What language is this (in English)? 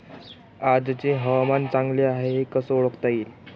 Marathi